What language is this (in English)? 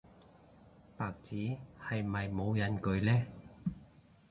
Cantonese